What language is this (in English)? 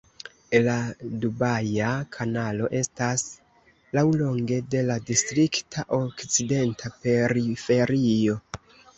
Esperanto